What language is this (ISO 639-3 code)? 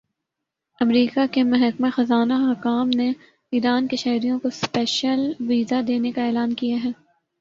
urd